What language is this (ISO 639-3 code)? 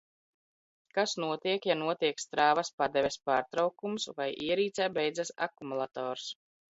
lav